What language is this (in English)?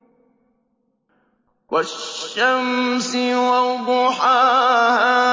Arabic